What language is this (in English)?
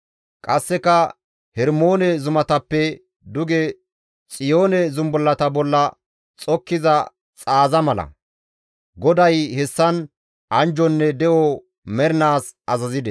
Gamo